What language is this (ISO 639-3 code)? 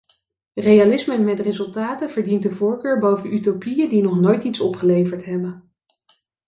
nld